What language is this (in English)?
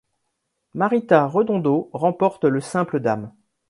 French